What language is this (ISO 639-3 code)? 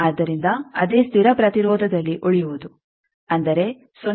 kan